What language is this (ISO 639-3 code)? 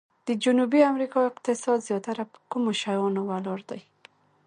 pus